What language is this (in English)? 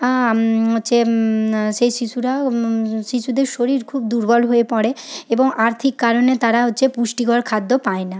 Bangla